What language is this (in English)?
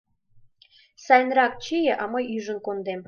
Mari